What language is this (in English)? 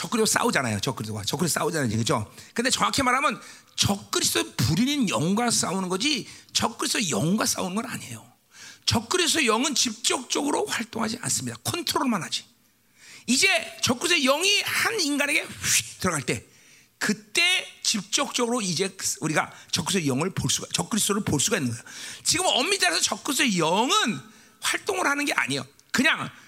Korean